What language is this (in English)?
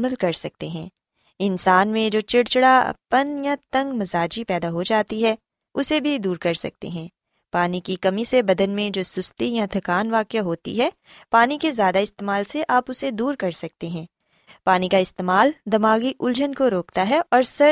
Urdu